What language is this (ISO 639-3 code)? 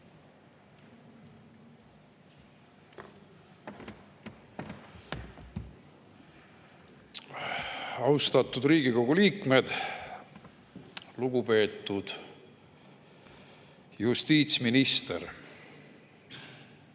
est